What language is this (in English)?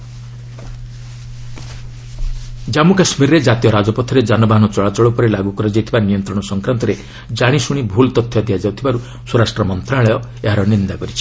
Odia